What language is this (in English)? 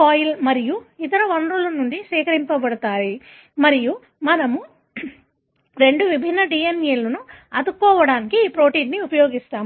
Telugu